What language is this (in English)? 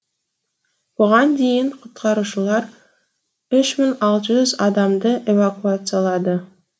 Kazakh